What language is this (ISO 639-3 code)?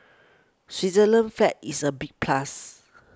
eng